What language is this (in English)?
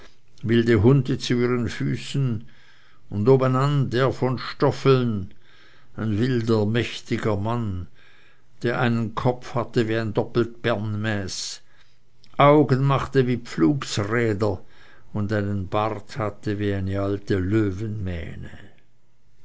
German